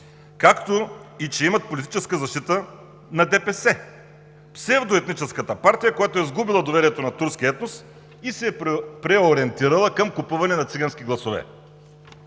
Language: Bulgarian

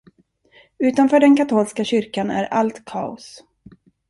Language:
Swedish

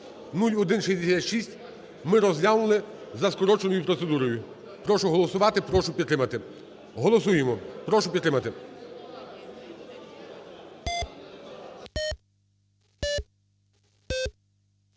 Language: Ukrainian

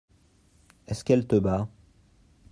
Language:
French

